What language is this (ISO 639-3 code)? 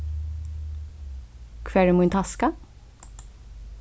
fao